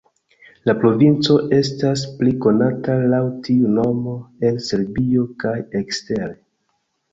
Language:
Esperanto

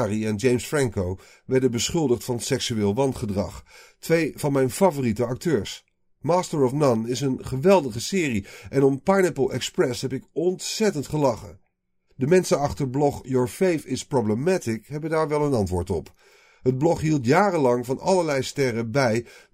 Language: Dutch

